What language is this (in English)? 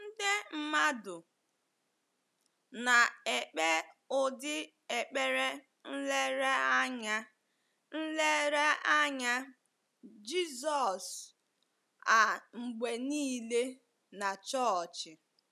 Igbo